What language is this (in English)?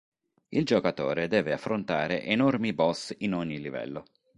Italian